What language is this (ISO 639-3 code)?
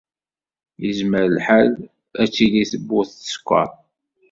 kab